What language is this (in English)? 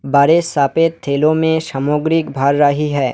Hindi